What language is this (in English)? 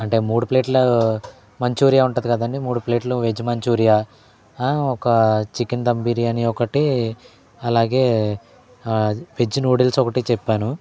Telugu